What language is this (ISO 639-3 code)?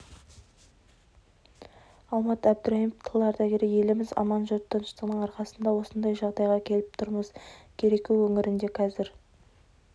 kaz